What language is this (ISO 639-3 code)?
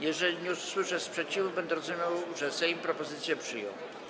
pol